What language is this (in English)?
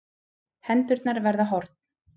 Icelandic